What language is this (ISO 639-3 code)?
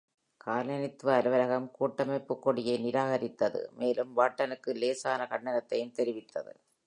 tam